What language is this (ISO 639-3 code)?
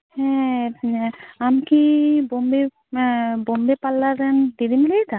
sat